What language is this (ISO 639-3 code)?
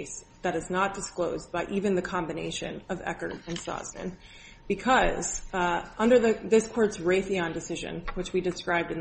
eng